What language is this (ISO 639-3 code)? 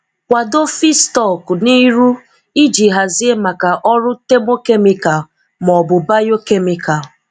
ibo